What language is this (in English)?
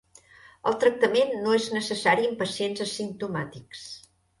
Catalan